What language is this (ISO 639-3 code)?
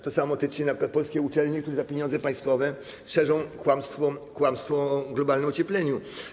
pol